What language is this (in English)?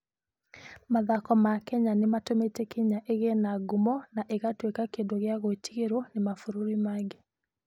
Kikuyu